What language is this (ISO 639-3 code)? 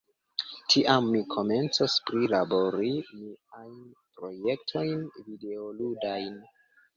epo